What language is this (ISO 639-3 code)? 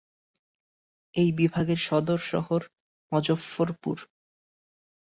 ben